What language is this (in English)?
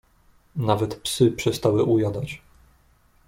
Polish